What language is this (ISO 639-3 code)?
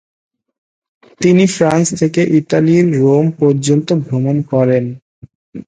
ben